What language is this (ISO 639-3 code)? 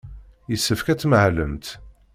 kab